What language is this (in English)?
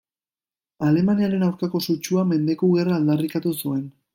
Basque